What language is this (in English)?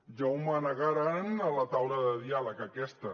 Catalan